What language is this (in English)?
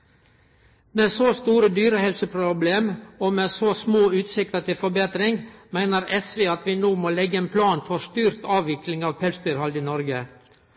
Norwegian Nynorsk